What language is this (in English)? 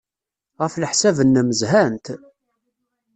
Kabyle